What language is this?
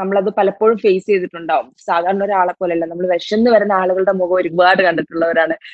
Malayalam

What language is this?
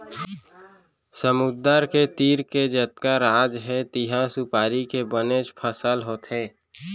Chhattisgarhi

